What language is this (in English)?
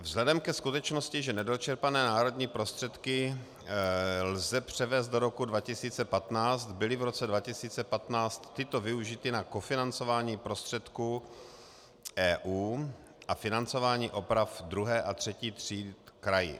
Czech